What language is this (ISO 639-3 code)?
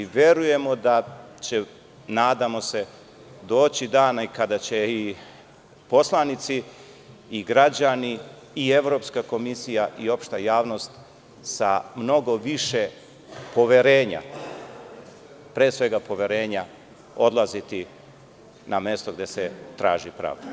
srp